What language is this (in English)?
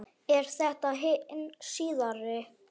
Icelandic